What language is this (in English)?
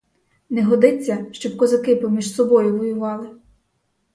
Ukrainian